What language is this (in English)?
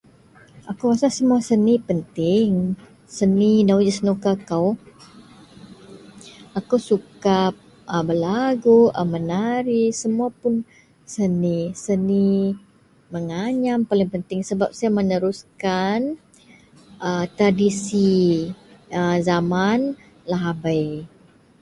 Central Melanau